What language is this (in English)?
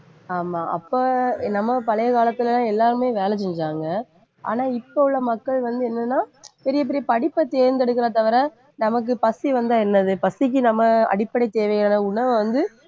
Tamil